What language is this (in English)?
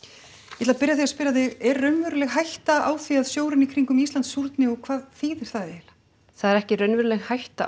Icelandic